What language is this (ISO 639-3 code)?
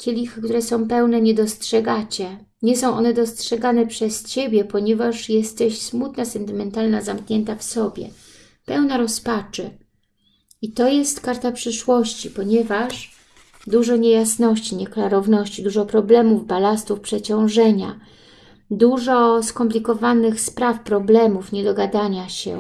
pol